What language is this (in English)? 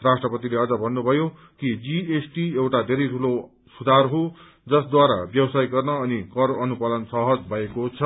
Nepali